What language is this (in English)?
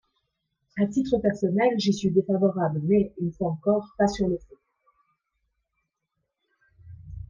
French